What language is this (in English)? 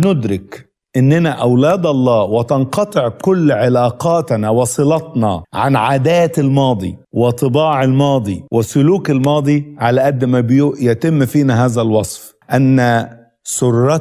Arabic